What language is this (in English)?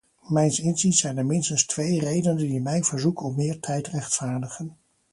Dutch